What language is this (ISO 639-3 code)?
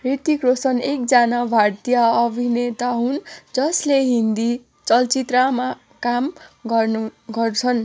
nep